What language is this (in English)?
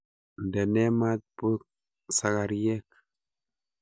Kalenjin